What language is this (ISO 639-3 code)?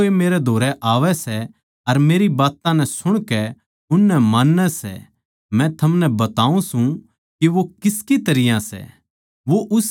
bgc